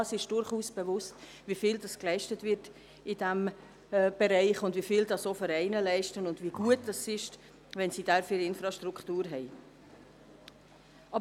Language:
Swiss German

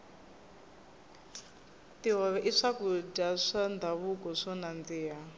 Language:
Tsonga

